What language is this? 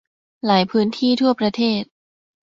Thai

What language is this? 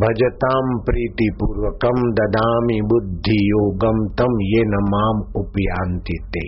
Hindi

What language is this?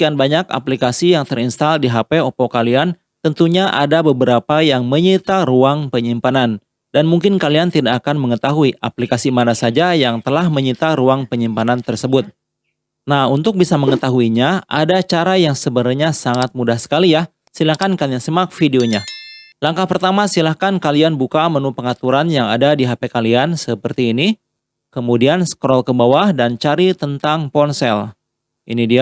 Indonesian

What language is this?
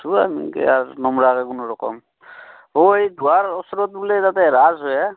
Assamese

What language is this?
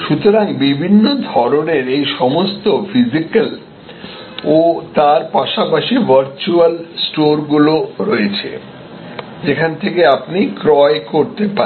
Bangla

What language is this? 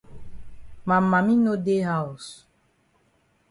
Cameroon Pidgin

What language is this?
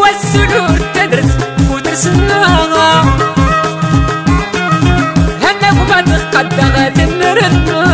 Arabic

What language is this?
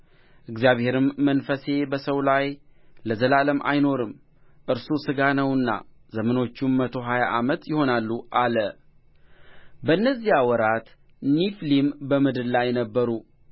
Amharic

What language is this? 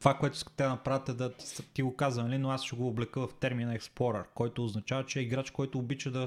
Bulgarian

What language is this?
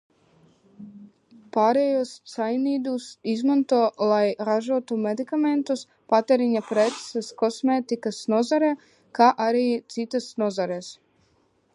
Latvian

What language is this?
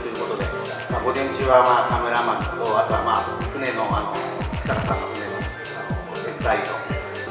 Japanese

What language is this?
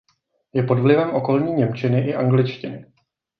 Czech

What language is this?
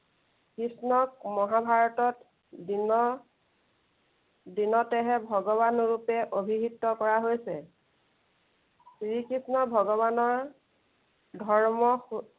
Assamese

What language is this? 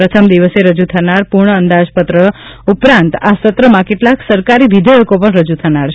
Gujarati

